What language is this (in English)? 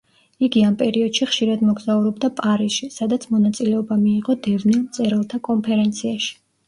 Georgian